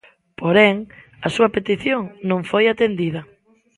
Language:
Galician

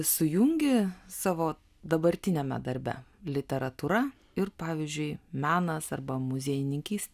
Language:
Lithuanian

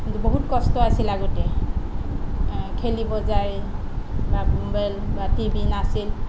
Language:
Assamese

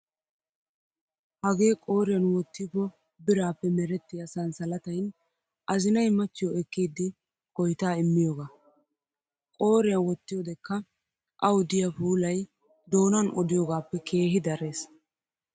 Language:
Wolaytta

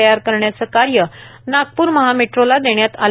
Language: Marathi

